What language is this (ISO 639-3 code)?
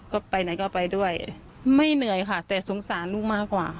tha